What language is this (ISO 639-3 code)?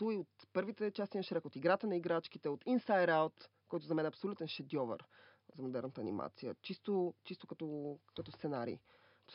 bul